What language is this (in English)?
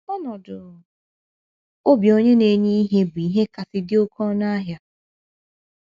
Igbo